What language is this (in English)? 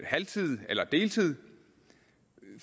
Danish